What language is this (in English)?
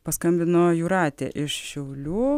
Lithuanian